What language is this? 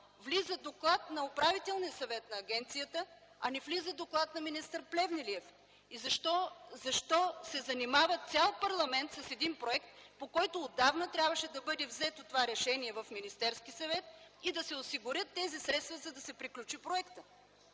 Bulgarian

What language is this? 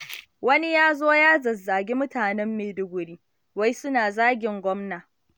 Hausa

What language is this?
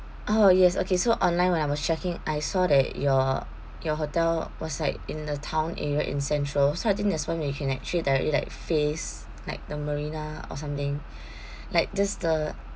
English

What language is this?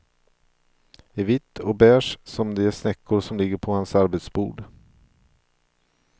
Swedish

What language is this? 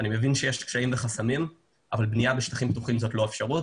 Hebrew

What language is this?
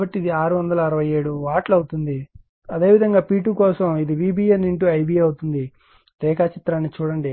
Telugu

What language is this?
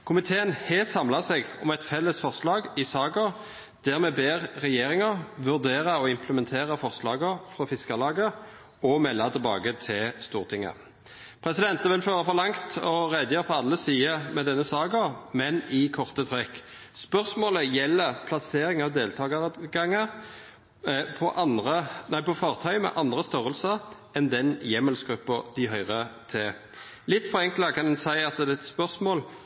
Norwegian Nynorsk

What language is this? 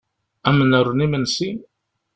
Kabyle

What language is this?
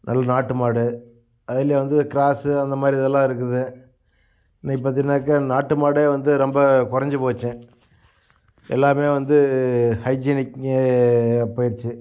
Tamil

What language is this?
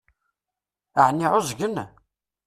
Kabyle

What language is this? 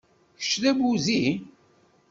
Kabyle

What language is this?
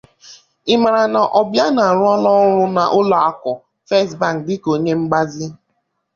Igbo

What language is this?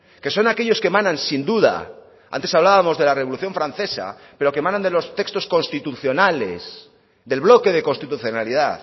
Spanish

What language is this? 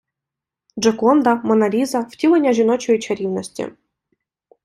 Ukrainian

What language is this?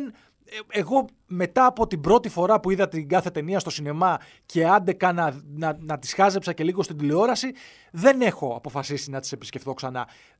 Greek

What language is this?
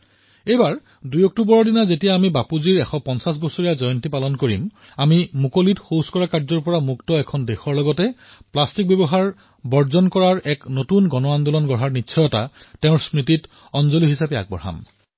Assamese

